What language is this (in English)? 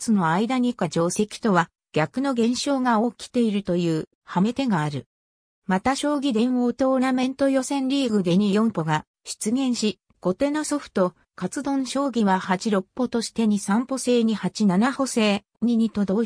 Japanese